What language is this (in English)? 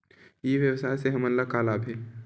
Chhattisgarhi